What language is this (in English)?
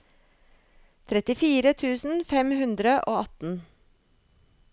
Norwegian